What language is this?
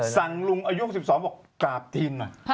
Thai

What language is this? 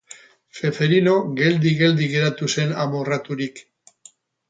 Basque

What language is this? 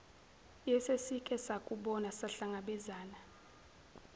Zulu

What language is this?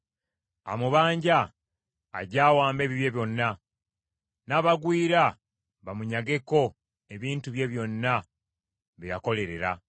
Ganda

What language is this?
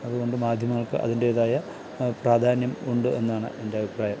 Malayalam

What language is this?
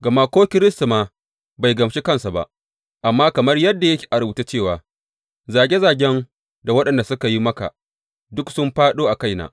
Hausa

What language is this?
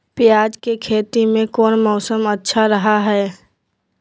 Magahi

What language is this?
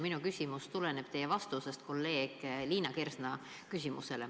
Estonian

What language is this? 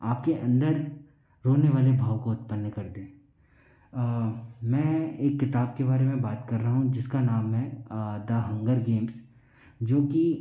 Hindi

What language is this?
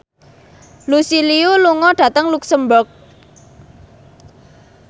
Javanese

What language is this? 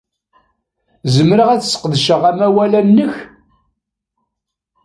Kabyle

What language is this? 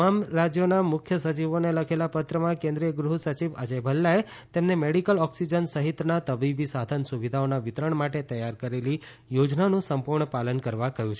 Gujarati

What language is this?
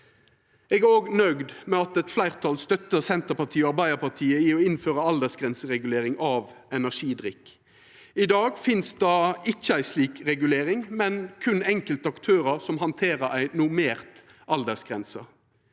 Norwegian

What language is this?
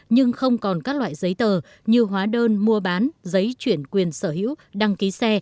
Vietnamese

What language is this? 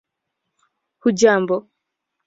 Swahili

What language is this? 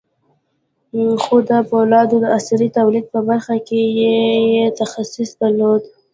Pashto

